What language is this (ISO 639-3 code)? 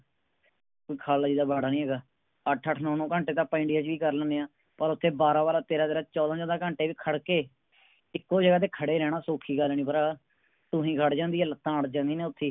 pan